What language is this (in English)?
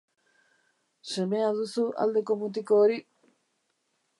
Basque